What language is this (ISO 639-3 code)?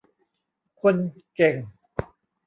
tha